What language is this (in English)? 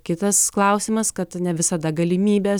Lithuanian